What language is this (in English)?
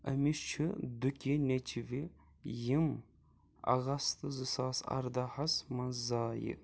Kashmiri